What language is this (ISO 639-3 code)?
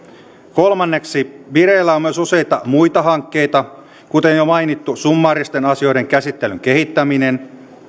fin